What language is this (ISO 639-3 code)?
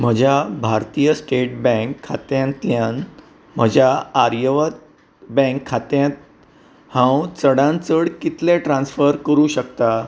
kok